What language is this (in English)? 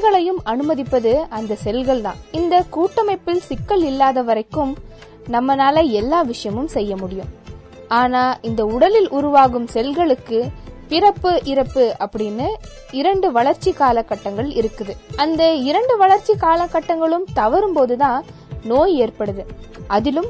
Tamil